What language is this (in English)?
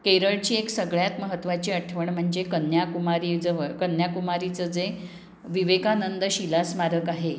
Marathi